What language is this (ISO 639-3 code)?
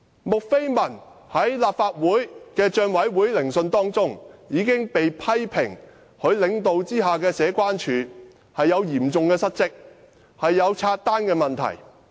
yue